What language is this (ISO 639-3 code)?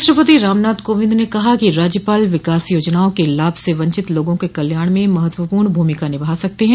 hin